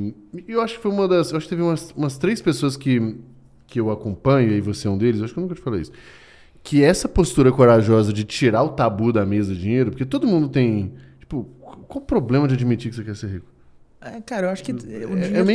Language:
Portuguese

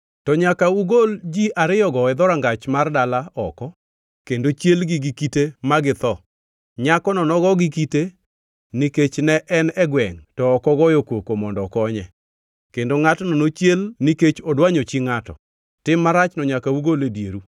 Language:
Luo (Kenya and Tanzania)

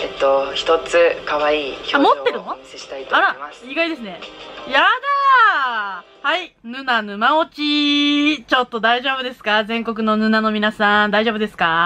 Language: Japanese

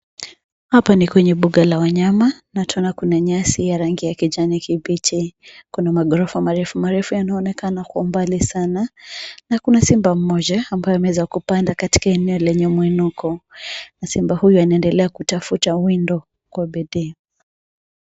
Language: Swahili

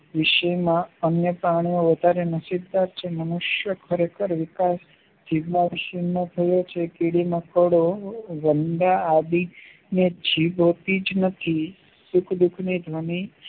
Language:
Gujarati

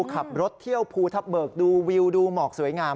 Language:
Thai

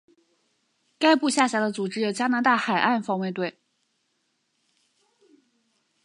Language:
Chinese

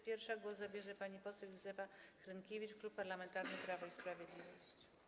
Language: Polish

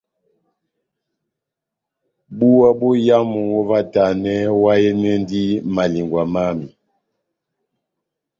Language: Batanga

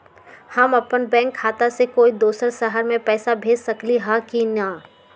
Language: Magahi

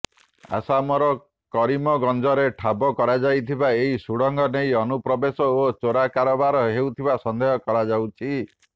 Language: Odia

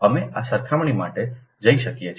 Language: Gujarati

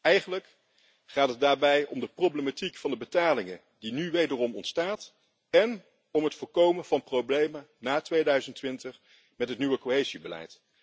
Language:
Dutch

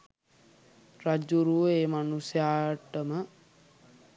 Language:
Sinhala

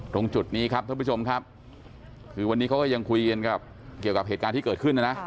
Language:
Thai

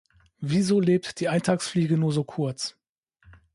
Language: German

